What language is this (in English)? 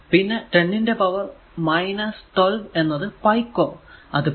Malayalam